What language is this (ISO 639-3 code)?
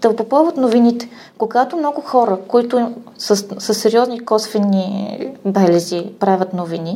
bul